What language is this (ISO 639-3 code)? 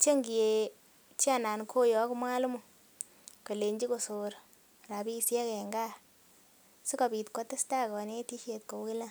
kln